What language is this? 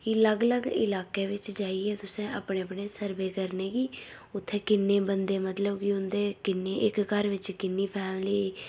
Dogri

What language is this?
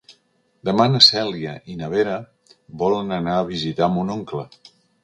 Catalan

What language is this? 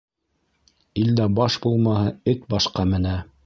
Bashkir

